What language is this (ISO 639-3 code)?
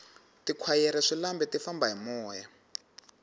tso